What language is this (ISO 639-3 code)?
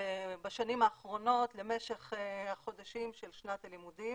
heb